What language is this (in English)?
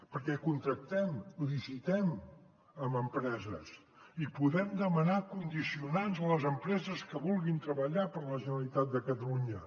Catalan